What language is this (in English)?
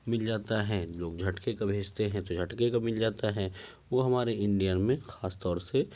Urdu